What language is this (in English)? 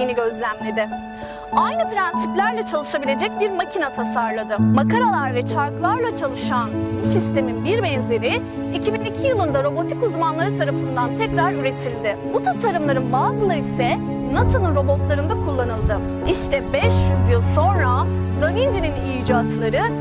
Turkish